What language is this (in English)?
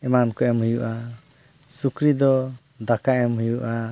Santali